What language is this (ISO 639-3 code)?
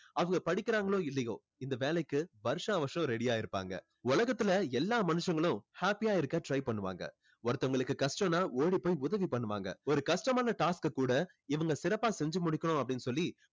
tam